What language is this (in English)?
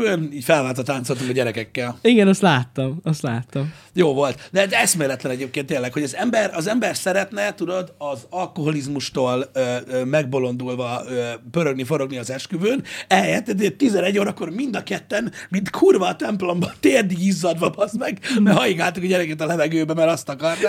Hungarian